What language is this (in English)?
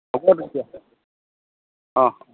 Assamese